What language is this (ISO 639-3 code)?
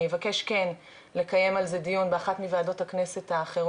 heb